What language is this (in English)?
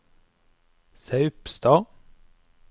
Norwegian